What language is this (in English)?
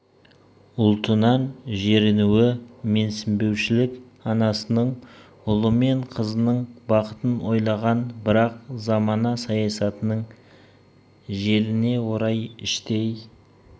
Kazakh